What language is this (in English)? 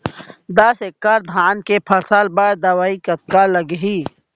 Chhattisgarhi